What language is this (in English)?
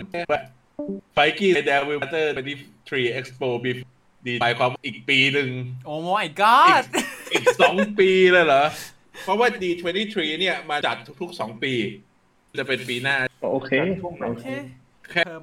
Thai